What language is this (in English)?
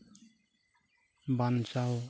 Santali